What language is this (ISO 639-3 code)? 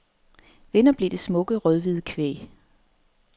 dan